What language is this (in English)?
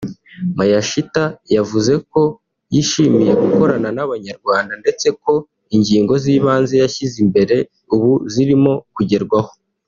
Kinyarwanda